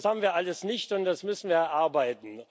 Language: German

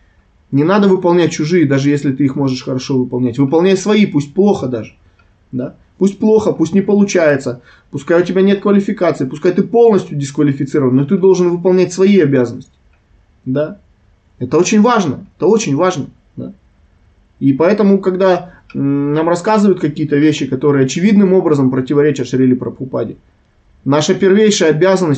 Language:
Russian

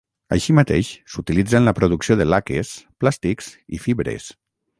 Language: Catalan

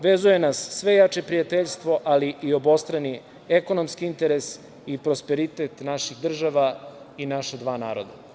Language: Serbian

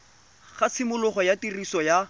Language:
Tswana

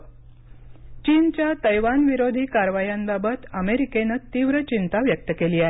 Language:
Marathi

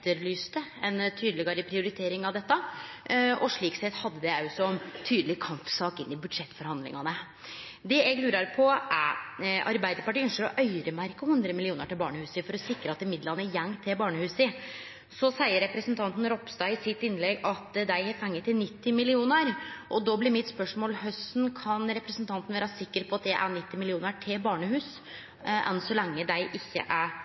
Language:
Norwegian Nynorsk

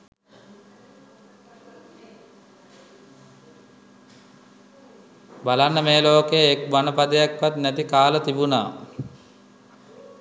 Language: Sinhala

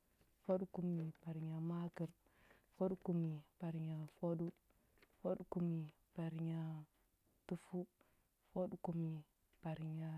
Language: Huba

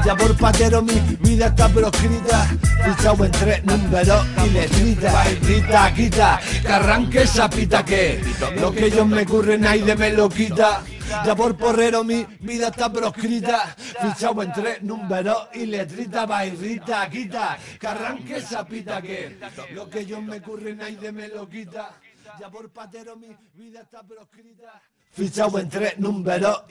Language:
Spanish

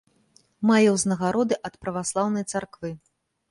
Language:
Belarusian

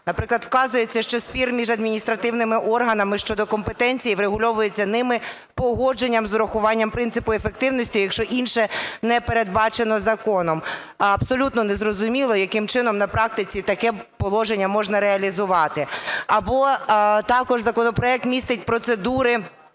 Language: Ukrainian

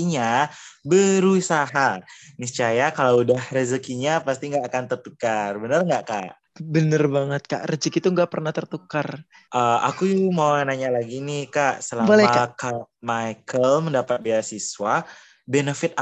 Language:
Indonesian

